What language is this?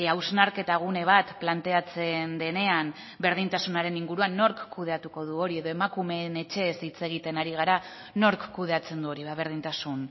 Basque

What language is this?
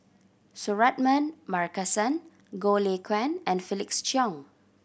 English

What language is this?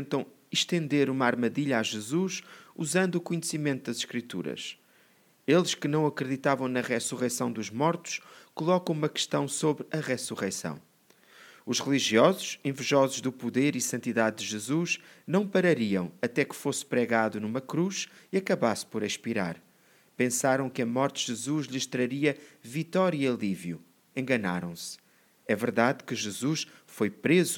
Portuguese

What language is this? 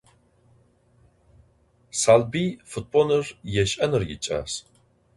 Adyghe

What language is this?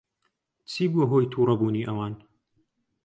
Central Kurdish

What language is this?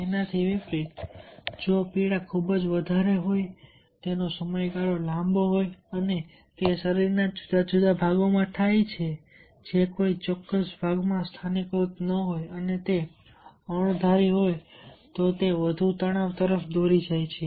Gujarati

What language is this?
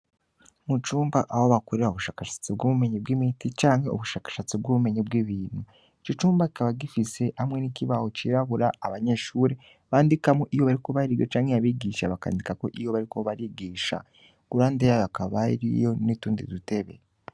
Rundi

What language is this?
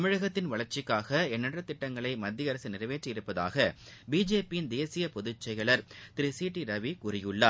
Tamil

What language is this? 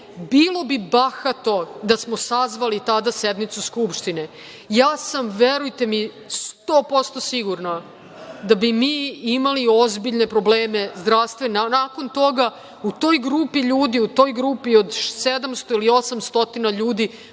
Serbian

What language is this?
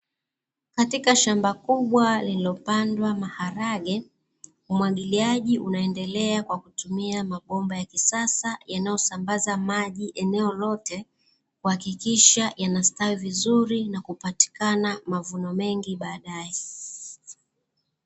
Swahili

